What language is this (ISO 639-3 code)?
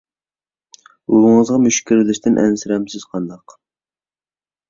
uig